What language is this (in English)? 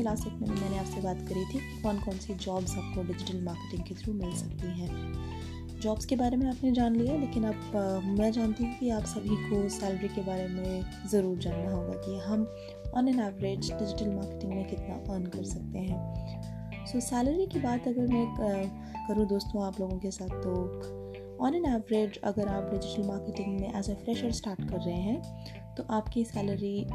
Hindi